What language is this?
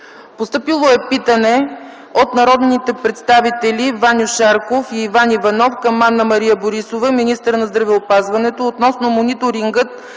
Bulgarian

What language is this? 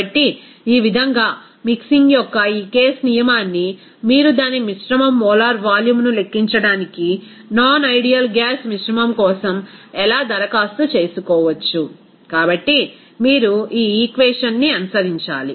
Telugu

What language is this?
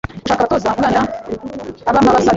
Kinyarwanda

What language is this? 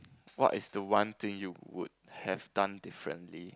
English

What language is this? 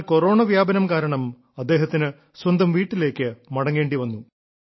Malayalam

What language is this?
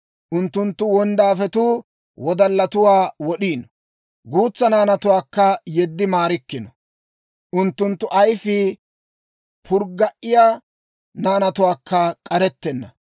Dawro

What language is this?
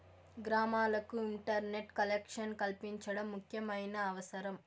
Telugu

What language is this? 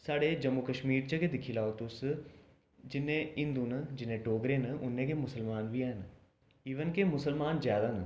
Dogri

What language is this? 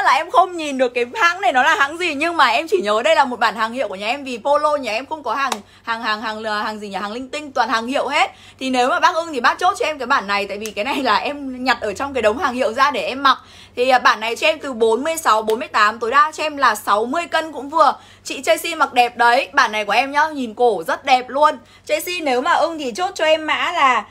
Vietnamese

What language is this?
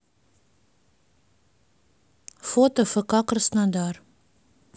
Russian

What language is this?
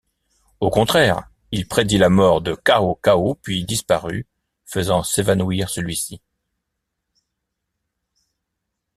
French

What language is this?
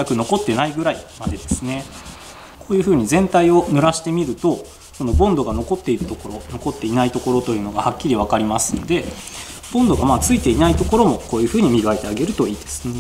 Japanese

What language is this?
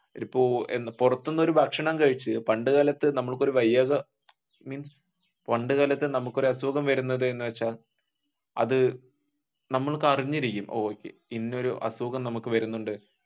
Malayalam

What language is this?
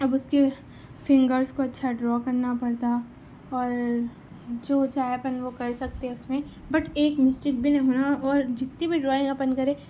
Urdu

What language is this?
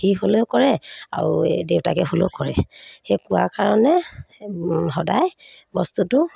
Assamese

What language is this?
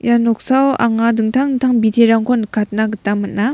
Garo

